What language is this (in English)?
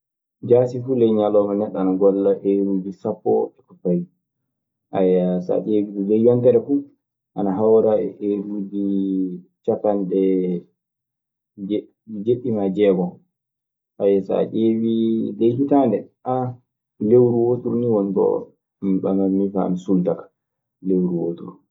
Maasina Fulfulde